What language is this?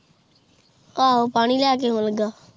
Punjabi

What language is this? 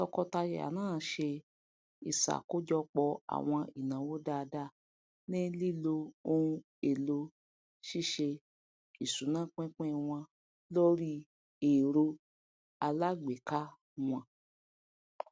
Yoruba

